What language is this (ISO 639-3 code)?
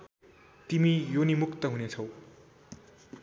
nep